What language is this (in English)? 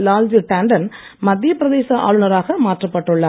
Tamil